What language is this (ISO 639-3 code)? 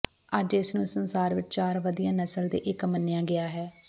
pan